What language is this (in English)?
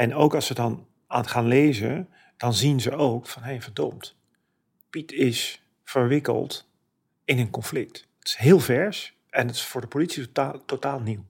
Dutch